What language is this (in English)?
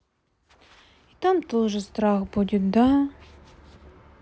Russian